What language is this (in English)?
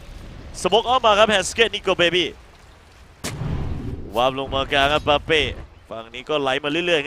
Thai